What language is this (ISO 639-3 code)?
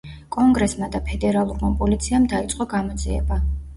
kat